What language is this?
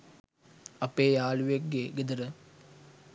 Sinhala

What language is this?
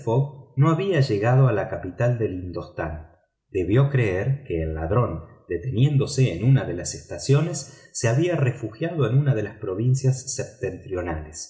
Spanish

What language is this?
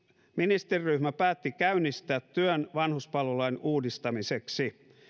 Finnish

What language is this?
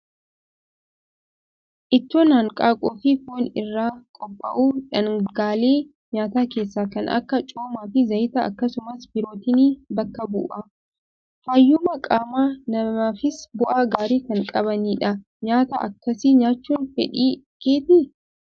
Oromo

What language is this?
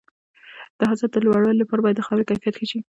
Pashto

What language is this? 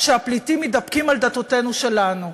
Hebrew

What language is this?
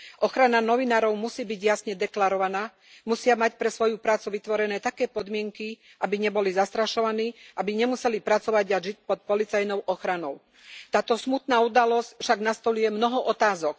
Slovak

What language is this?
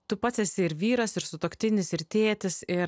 Lithuanian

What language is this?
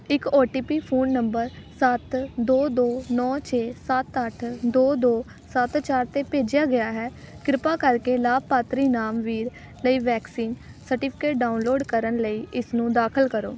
Punjabi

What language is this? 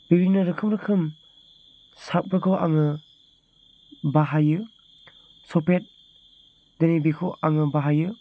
Bodo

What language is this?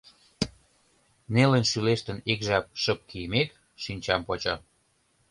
Mari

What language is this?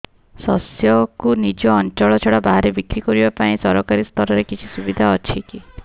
Odia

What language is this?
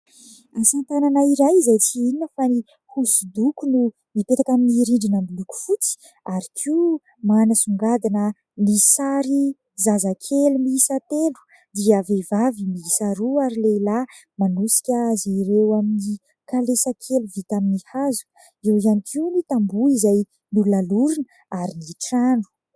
Malagasy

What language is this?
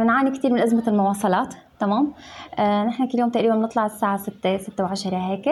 Arabic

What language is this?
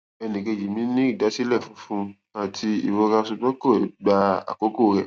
Yoruba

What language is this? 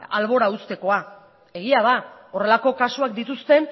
Basque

